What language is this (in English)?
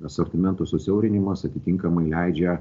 Lithuanian